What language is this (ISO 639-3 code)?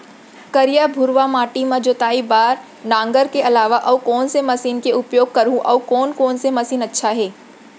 hne